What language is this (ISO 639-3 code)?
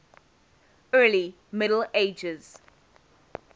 eng